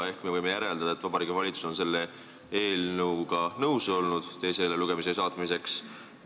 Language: Estonian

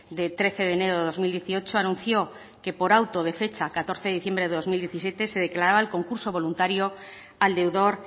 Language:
Spanish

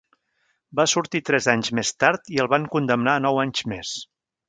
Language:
Catalan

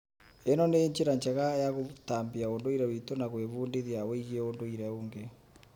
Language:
Kikuyu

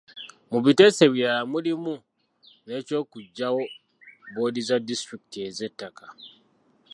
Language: Ganda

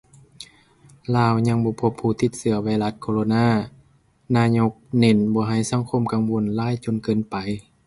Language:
Lao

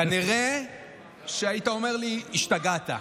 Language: Hebrew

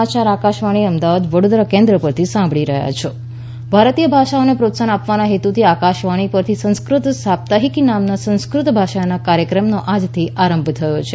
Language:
Gujarati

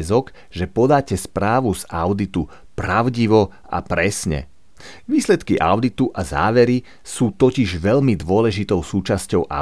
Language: Slovak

